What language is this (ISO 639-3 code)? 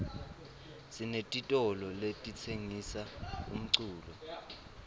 ssw